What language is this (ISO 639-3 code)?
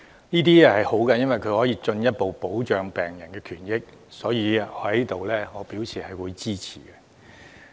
yue